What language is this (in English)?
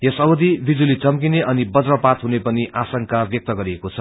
Nepali